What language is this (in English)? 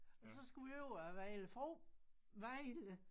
Danish